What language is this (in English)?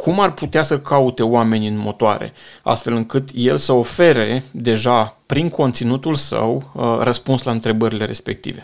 Romanian